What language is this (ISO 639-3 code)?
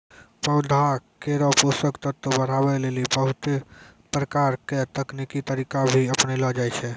mai